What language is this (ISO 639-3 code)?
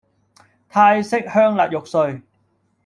yue